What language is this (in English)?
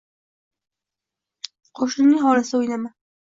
Uzbek